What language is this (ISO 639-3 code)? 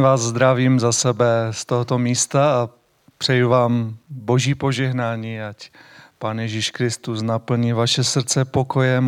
ces